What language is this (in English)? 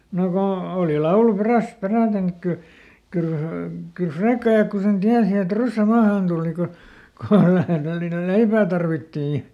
Finnish